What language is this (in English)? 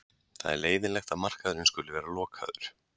Icelandic